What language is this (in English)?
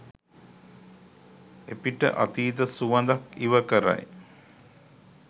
Sinhala